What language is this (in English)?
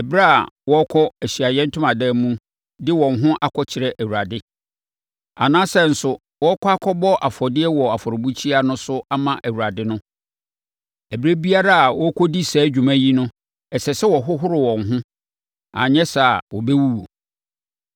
Akan